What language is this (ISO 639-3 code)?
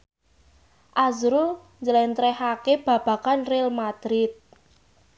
jav